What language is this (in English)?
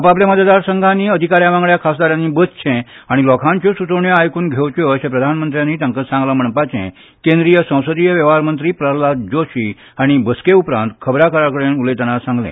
Konkani